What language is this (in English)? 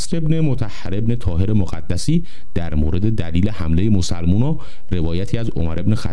Persian